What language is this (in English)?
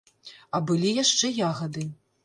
Belarusian